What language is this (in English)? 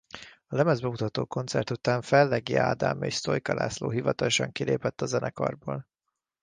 Hungarian